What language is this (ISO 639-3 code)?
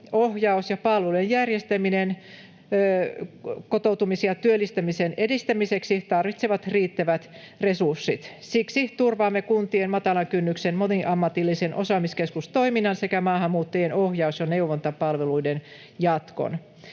fin